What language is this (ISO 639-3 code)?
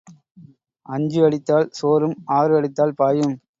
tam